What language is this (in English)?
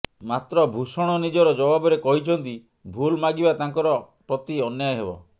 Odia